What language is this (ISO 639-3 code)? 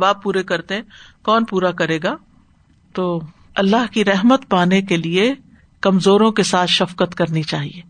urd